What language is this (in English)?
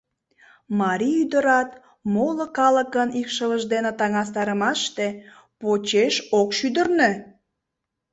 Mari